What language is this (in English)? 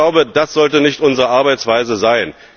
German